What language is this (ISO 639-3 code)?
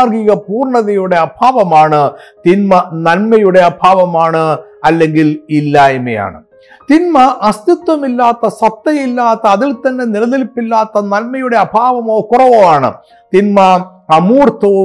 mal